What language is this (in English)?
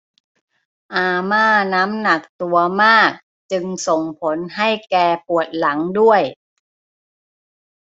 Thai